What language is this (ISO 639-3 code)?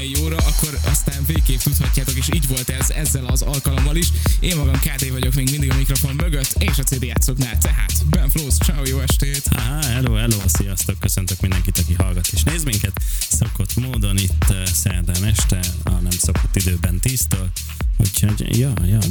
hun